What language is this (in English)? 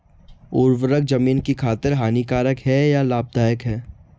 Hindi